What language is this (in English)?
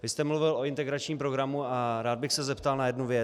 Czech